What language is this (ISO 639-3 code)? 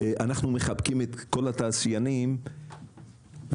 heb